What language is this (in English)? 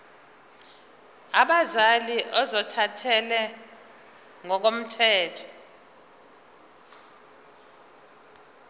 Zulu